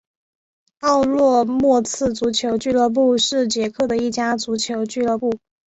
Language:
Chinese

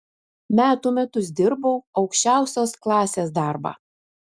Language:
Lithuanian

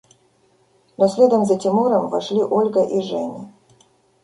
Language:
Russian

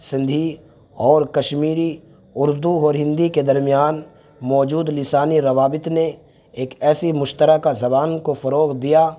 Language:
Urdu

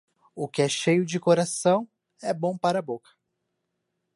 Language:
Portuguese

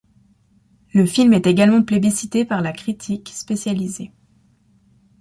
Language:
French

